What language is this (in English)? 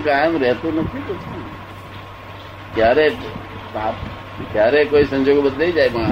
Gujarati